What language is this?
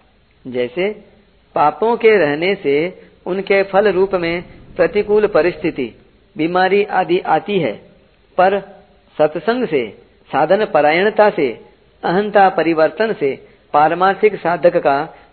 Hindi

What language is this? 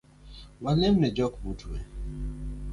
Luo (Kenya and Tanzania)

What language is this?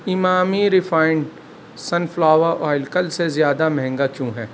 Urdu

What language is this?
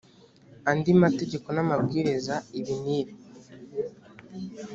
Kinyarwanda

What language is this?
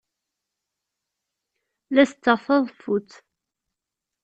Kabyle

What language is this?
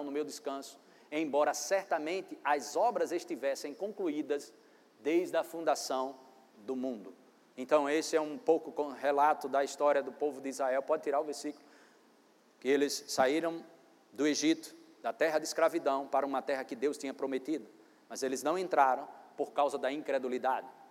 Portuguese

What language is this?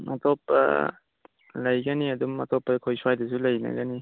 Manipuri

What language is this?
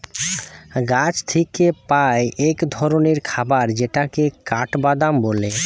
Bangla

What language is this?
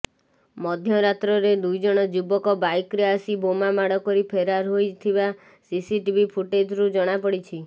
Odia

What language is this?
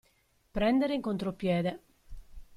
Italian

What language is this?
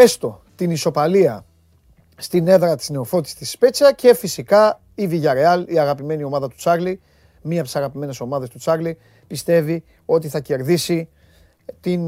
Greek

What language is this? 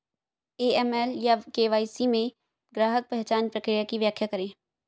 Hindi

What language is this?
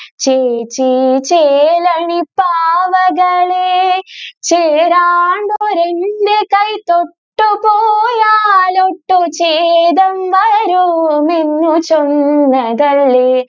Malayalam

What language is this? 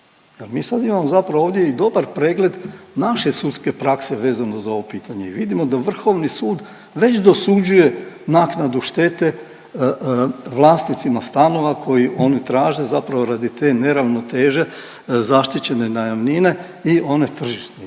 Croatian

